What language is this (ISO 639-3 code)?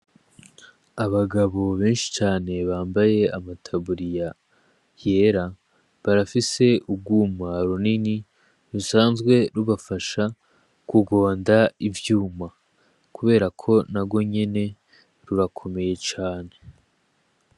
run